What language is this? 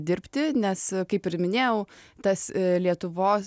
Lithuanian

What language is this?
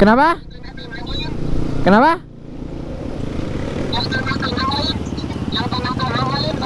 Indonesian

